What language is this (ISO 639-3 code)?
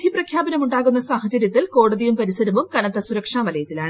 mal